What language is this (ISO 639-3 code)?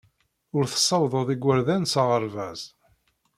kab